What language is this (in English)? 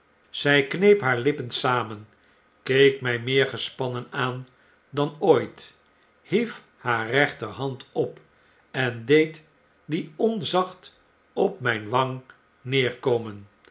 Dutch